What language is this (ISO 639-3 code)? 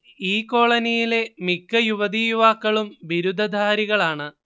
mal